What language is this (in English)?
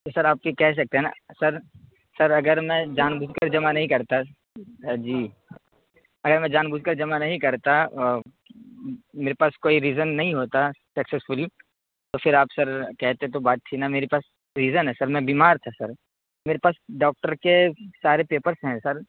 Urdu